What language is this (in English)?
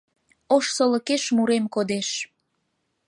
Mari